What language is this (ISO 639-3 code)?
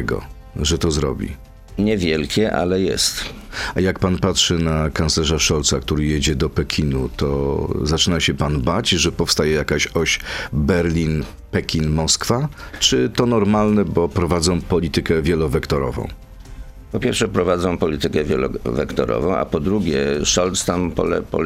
pol